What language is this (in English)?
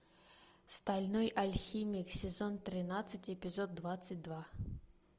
Russian